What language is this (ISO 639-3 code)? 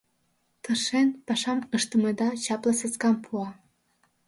chm